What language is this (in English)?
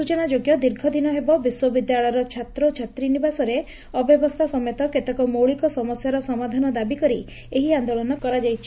Odia